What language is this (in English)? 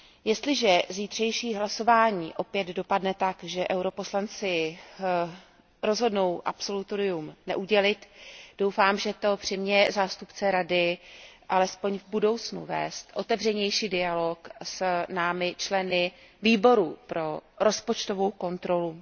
Czech